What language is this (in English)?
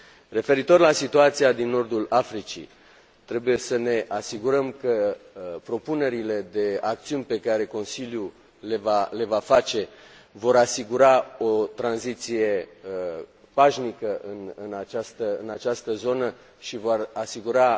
Romanian